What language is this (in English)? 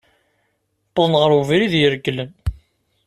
Kabyle